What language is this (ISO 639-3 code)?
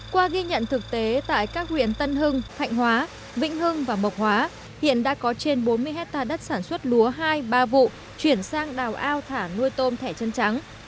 vie